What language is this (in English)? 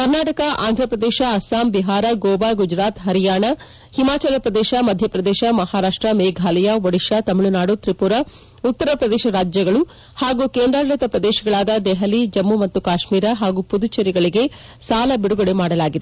Kannada